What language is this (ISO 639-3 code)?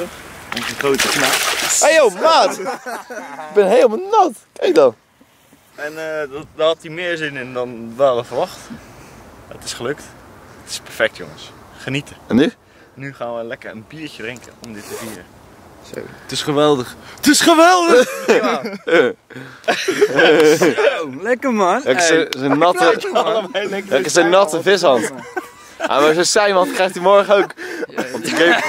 nld